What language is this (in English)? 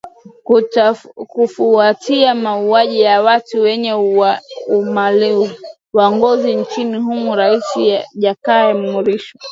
Swahili